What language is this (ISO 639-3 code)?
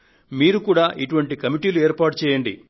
tel